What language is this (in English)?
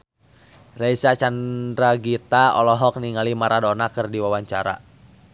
Sundanese